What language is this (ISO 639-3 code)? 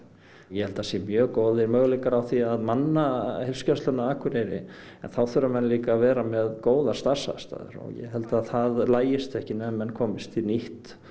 isl